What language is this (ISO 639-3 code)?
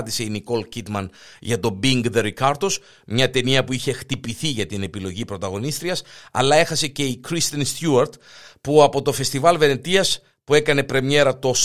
ell